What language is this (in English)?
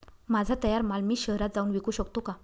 Marathi